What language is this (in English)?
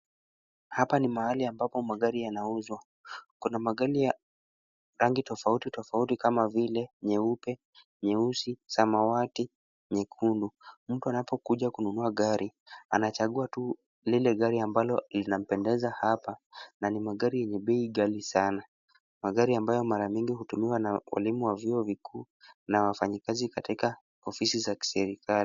Swahili